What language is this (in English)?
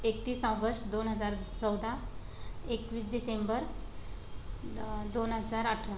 Marathi